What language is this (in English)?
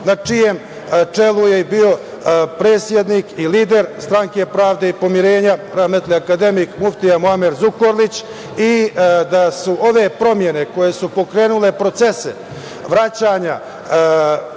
Serbian